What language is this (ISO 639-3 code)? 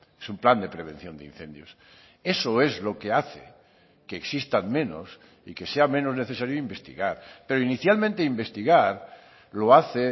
spa